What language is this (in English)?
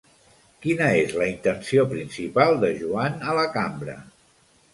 Catalan